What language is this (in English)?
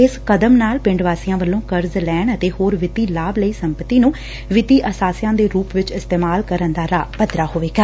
Punjabi